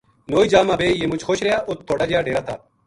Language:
Gujari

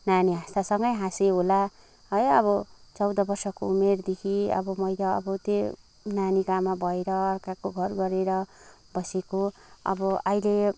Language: Nepali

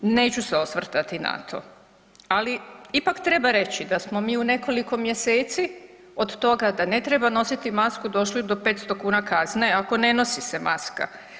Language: Croatian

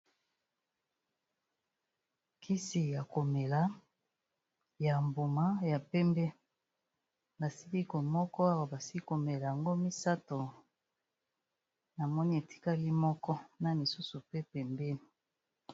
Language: Lingala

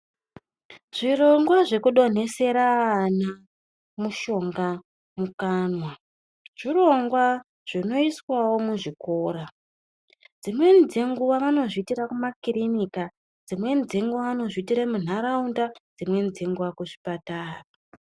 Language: Ndau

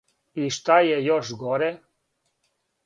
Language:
Serbian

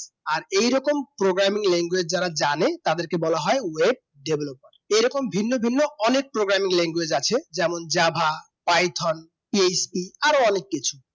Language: Bangla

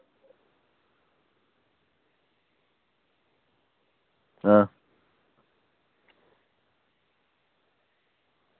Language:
Dogri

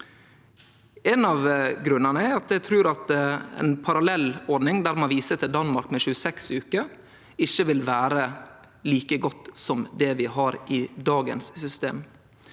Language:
Norwegian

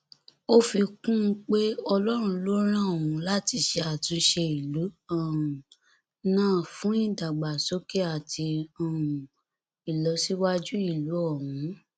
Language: Yoruba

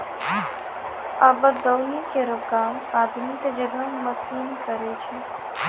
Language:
Maithili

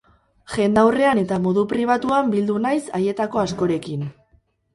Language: Basque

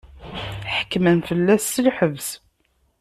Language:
Kabyle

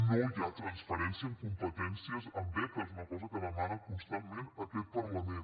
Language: Catalan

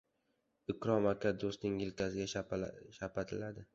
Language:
Uzbek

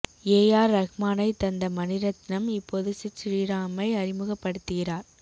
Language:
Tamil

